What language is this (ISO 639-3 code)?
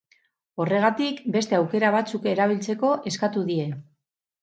eus